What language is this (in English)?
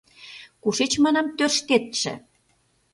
Mari